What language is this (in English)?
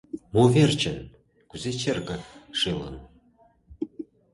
Mari